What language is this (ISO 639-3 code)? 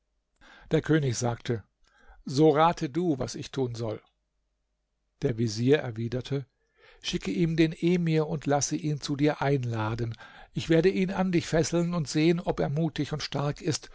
deu